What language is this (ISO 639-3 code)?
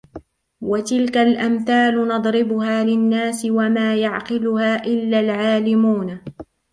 ara